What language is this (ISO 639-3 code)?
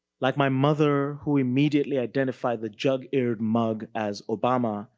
eng